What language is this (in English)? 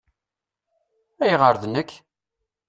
Kabyle